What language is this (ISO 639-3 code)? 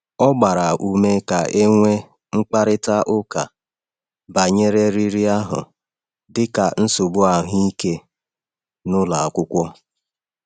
ibo